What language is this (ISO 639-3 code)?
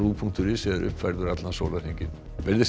isl